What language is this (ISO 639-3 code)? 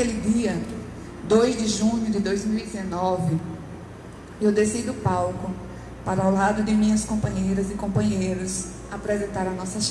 por